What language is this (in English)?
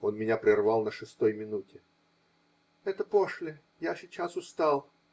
Russian